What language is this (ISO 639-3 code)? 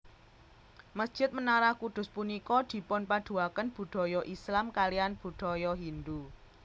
jav